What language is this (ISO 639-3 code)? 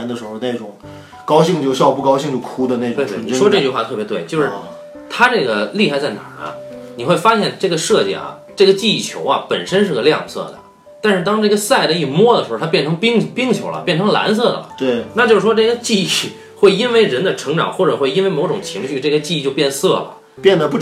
zho